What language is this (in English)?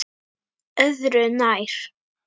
Icelandic